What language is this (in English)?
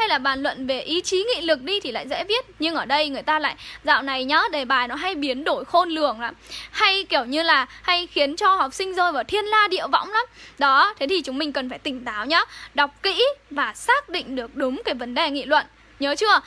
Vietnamese